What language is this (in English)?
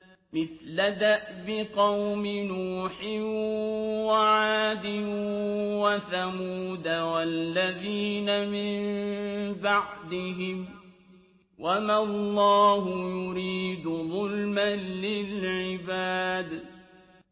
Arabic